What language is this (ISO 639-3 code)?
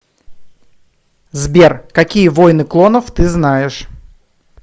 rus